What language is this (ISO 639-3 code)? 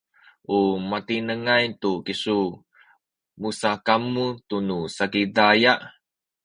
szy